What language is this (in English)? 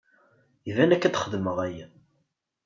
Kabyle